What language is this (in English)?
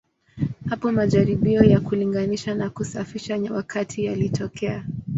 Swahili